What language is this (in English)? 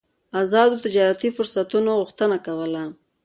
Pashto